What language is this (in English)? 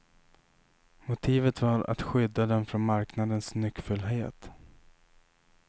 Swedish